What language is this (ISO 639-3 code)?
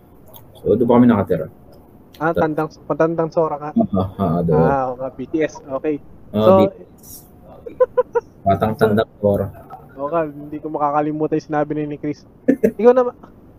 fil